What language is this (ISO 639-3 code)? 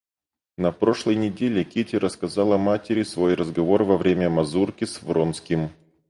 rus